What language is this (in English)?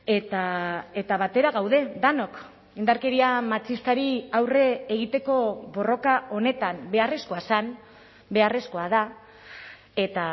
Basque